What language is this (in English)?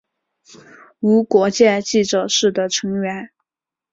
Chinese